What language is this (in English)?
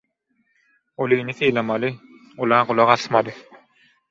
Turkmen